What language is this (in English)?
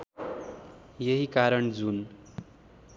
Nepali